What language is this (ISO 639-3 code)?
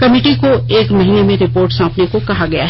hin